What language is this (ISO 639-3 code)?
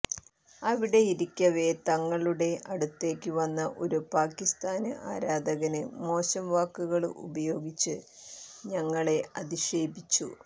mal